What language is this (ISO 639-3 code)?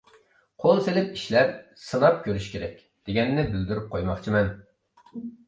uig